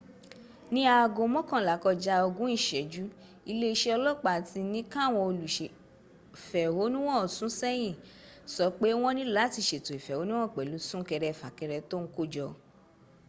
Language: Yoruba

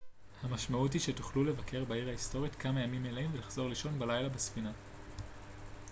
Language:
Hebrew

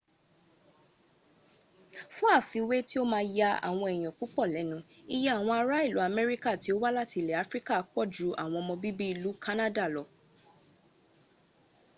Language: Yoruba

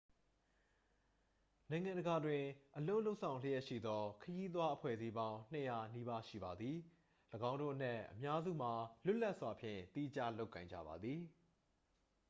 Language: Burmese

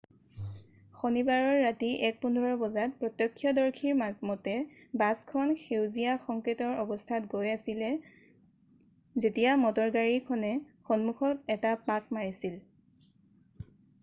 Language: Assamese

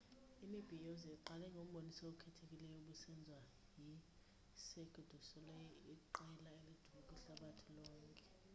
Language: Xhosa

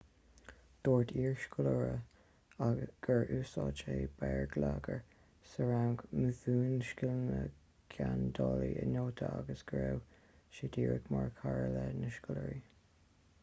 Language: Irish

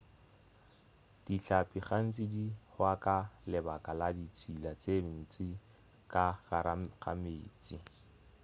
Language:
Northern Sotho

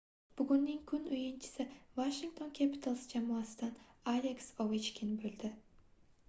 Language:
Uzbek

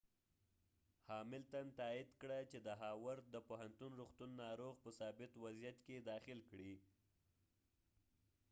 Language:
Pashto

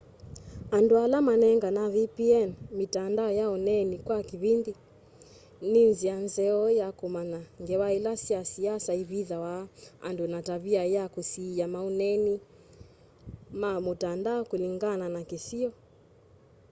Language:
Kamba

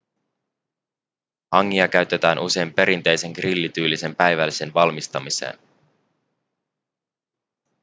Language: Finnish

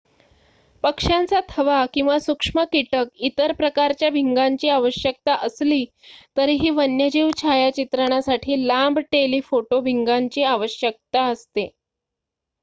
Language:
Marathi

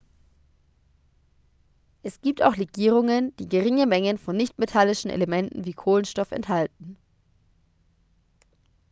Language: German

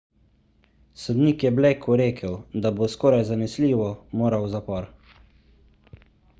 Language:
Slovenian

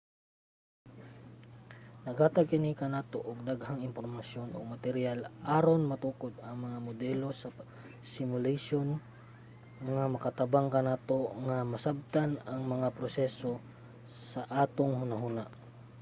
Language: Cebuano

